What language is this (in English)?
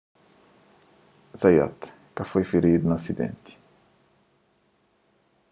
Kabuverdianu